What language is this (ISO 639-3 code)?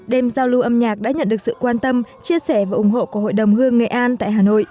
vie